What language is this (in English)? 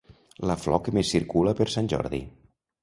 Catalan